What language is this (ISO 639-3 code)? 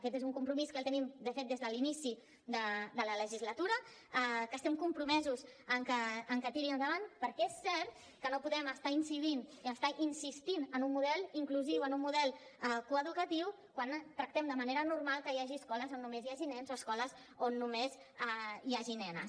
cat